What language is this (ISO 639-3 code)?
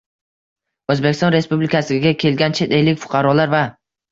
uzb